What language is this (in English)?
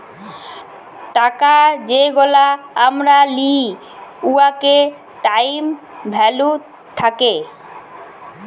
Bangla